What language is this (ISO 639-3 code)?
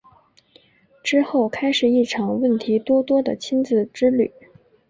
zho